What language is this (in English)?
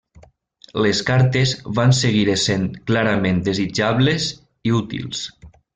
Catalan